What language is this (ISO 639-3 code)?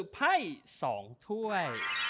tha